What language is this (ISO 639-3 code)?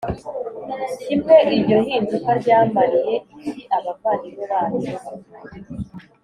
kin